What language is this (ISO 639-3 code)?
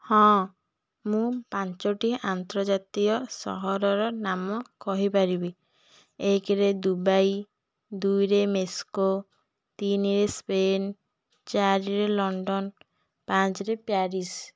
ori